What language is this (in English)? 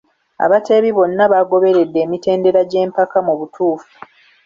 Ganda